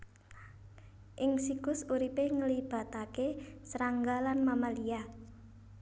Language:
Javanese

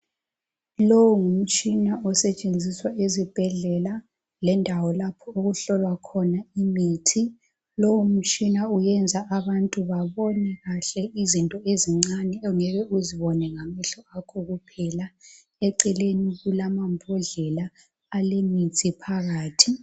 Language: North Ndebele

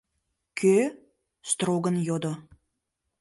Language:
Mari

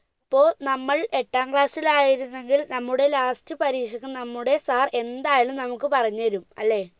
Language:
Malayalam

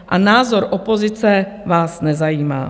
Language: Czech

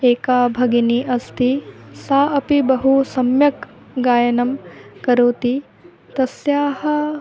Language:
Sanskrit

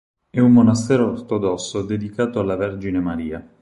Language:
Italian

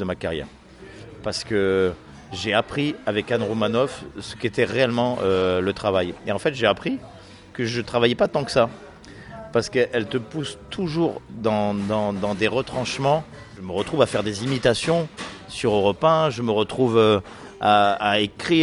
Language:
French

